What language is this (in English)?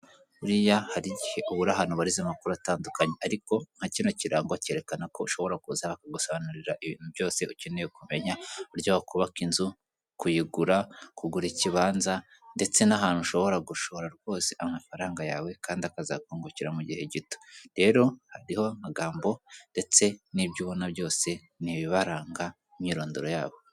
Kinyarwanda